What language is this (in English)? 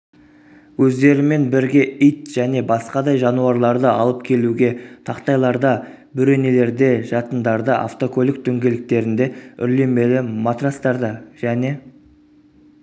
Kazakh